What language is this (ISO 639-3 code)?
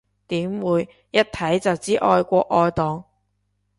yue